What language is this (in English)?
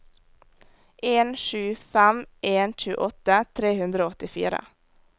Norwegian